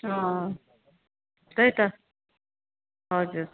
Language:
Nepali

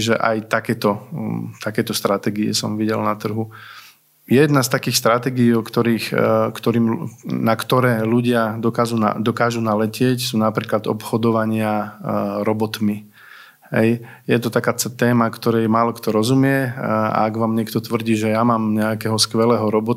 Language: Slovak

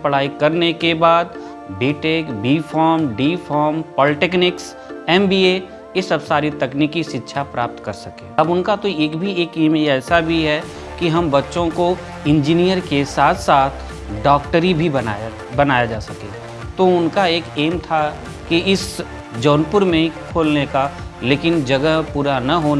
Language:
Hindi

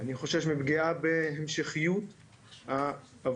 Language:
Hebrew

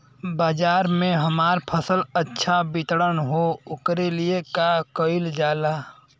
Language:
Bhojpuri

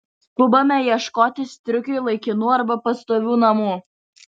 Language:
Lithuanian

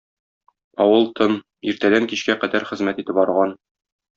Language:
Tatar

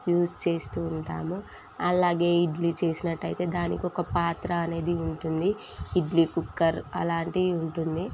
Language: Telugu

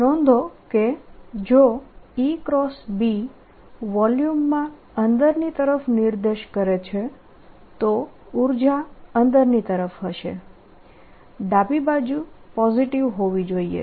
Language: Gujarati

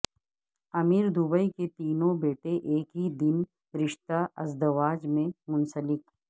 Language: Urdu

